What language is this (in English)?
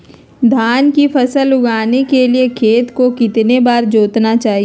Magahi